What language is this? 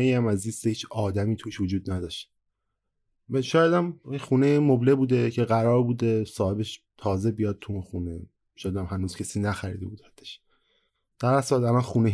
Persian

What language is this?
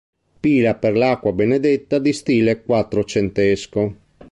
Italian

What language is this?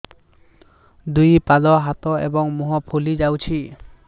Odia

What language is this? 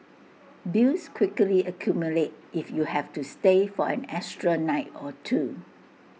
English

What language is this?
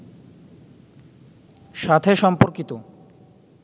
Bangla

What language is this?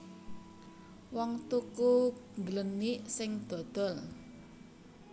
Javanese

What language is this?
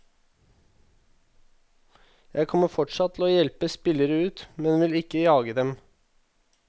Norwegian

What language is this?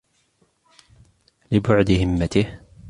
Arabic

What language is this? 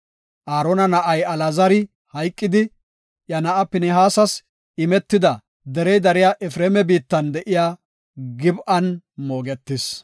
Gofa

